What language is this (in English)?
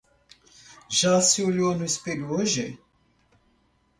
Portuguese